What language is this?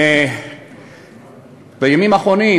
Hebrew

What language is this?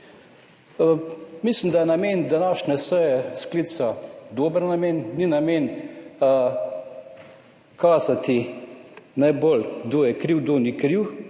Slovenian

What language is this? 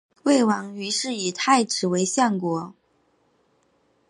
Chinese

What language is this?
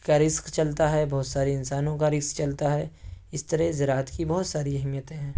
Urdu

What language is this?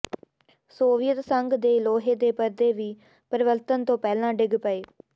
Punjabi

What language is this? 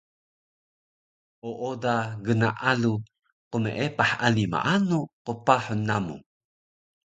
Taroko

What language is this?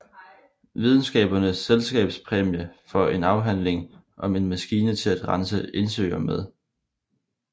Danish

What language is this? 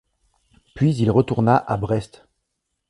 French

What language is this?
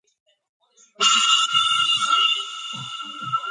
Georgian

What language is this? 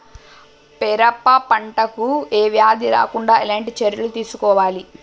Telugu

